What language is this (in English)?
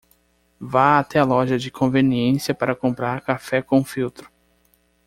Portuguese